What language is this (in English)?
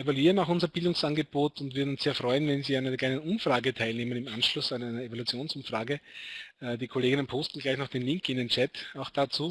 German